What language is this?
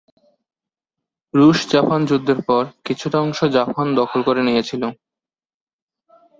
Bangla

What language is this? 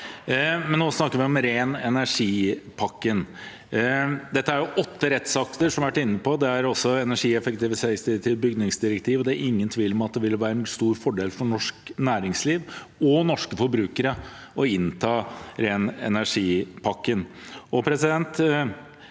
Norwegian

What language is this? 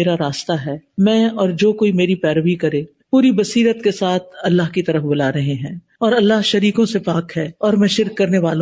Urdu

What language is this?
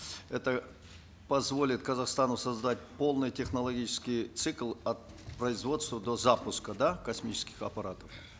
Kazakh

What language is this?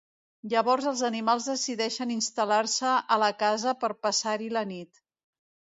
Catalan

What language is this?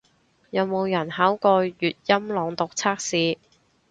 Cantonese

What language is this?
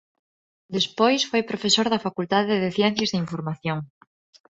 Galician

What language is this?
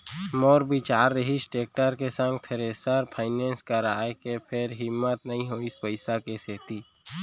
Chhattisgarhi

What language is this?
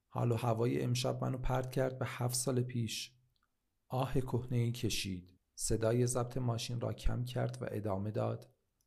Persian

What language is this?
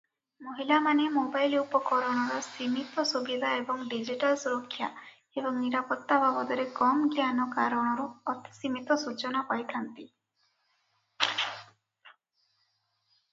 Odia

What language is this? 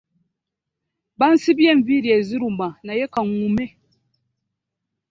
Ganda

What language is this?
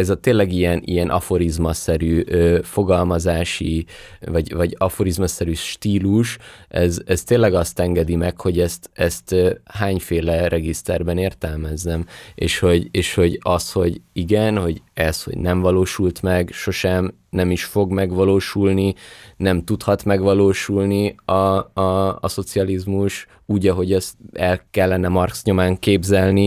Hungarian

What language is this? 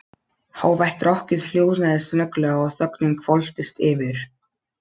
Icelandic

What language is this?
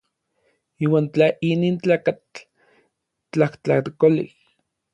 Orizaba Nahuatl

